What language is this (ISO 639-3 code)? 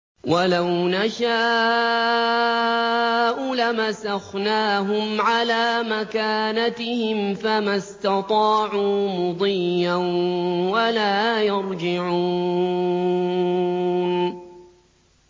ara